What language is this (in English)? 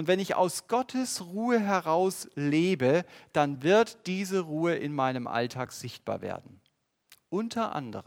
German